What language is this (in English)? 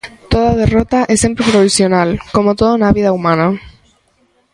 Galician